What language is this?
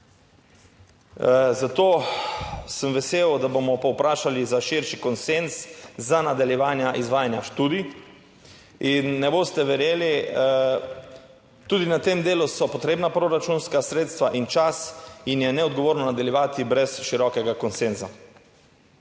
Slovenian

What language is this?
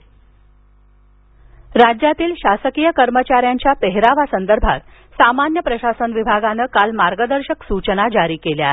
Marathi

